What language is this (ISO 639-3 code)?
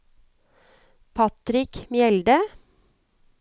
nor